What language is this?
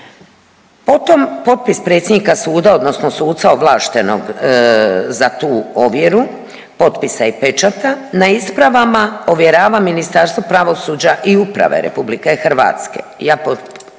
Croatian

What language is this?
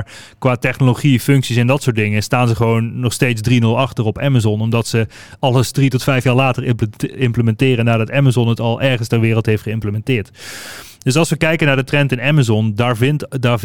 Dutch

